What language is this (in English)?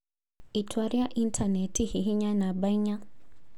Kikuyu